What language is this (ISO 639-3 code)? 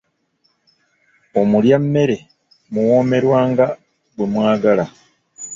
lug